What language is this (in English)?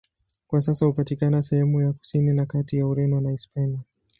Swahili